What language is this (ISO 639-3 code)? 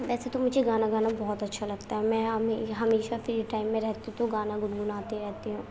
urd